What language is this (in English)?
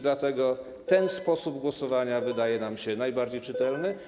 Polish